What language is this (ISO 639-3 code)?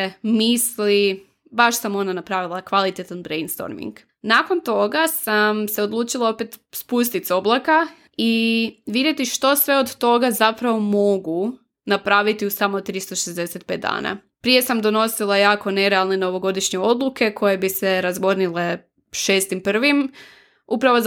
hrv